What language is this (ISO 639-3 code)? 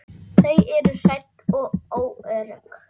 isl